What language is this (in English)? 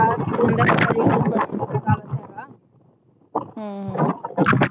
Punjabi